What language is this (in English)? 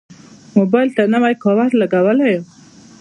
Pashto